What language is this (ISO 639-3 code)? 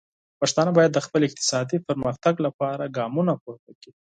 pus